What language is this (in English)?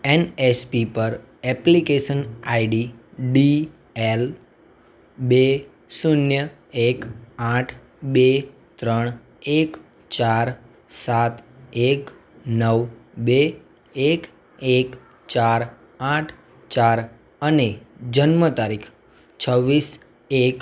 Gujarati